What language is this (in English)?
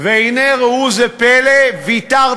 Hebrew